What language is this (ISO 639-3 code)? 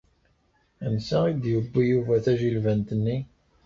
kab